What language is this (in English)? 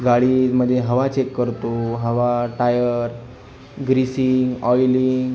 Marathi